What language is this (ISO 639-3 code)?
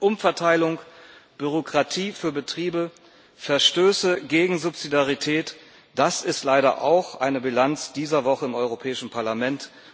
deu